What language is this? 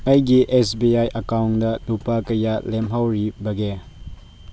Manipuri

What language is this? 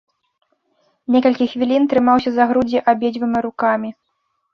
Belarusian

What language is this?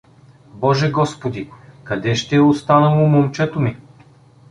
Bulgarian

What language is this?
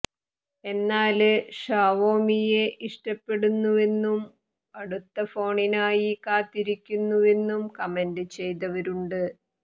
Malayalam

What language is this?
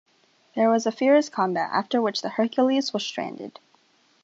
English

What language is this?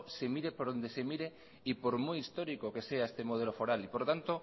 Spanish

